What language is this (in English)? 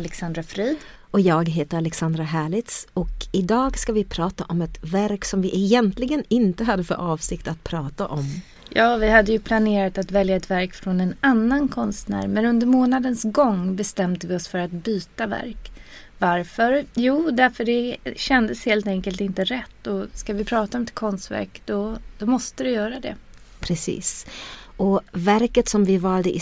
Swedish